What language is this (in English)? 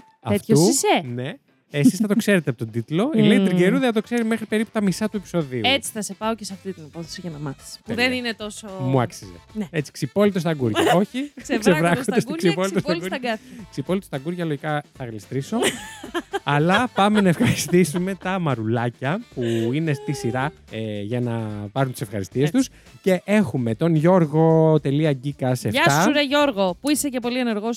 Greek